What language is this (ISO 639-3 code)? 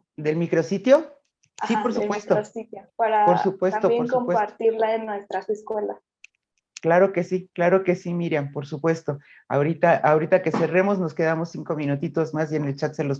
spa